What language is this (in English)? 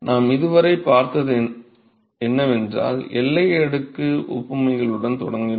Tamil